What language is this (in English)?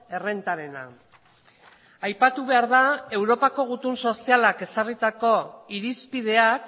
Basque